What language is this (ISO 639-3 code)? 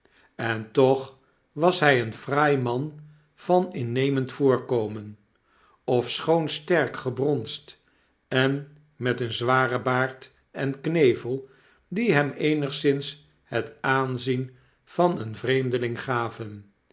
nld